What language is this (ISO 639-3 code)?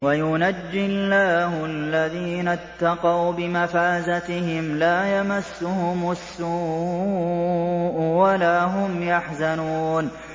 ara